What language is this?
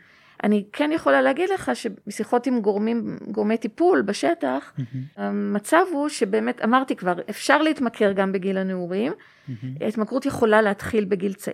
Hebrew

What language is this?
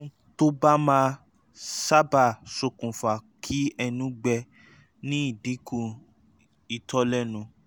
Yoruba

